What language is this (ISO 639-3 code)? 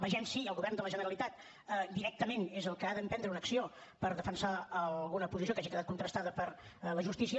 cat